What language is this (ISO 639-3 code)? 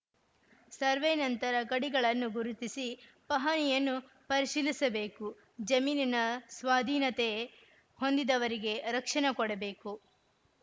kan